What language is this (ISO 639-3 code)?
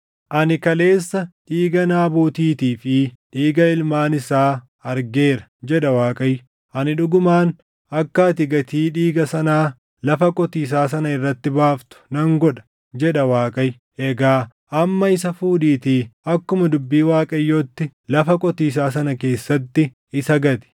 orm